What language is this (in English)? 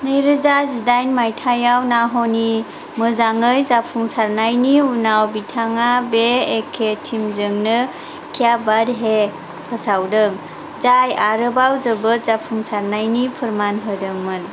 Bodo